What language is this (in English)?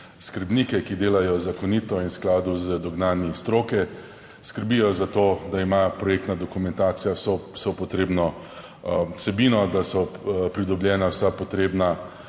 Slovenian